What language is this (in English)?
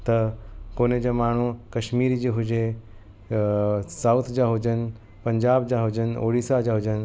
Sindhi